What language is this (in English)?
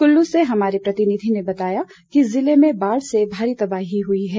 Hindi